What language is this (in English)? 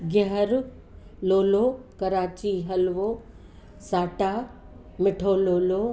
Sindhi